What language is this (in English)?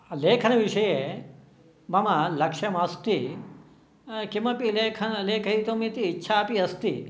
Sanskrit